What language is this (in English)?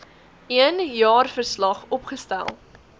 Afrikaans